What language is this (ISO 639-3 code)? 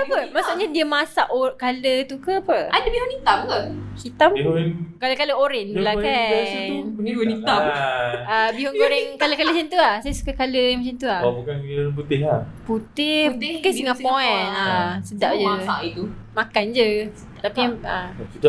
msa